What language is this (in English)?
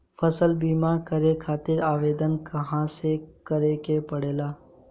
Bhojpuri